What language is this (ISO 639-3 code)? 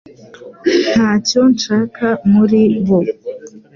kin